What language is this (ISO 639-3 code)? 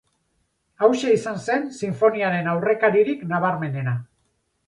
eus